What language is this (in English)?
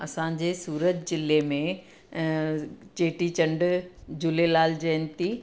Sindhi